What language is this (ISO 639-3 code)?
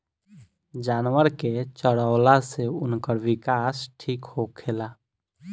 bho